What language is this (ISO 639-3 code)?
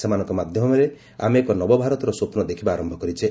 ori